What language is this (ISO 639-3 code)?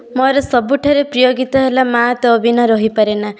ori